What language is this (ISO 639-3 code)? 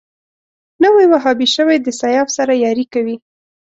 pus